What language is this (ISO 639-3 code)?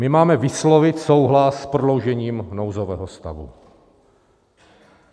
ces